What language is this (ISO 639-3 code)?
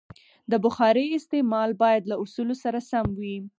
pus